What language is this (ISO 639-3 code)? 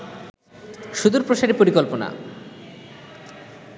ben